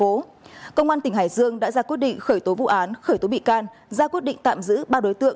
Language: Vietnamese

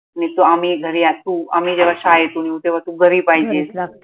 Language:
Marathi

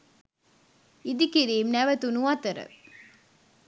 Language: Sinhala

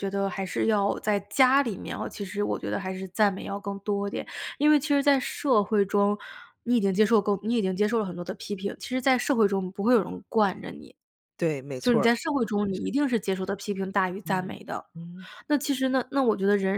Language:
Chinese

